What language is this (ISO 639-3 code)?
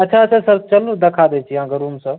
mai